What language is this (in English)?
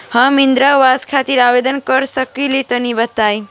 Bhojpuri